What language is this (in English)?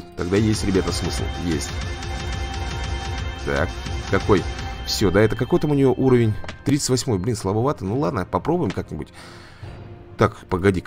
Russian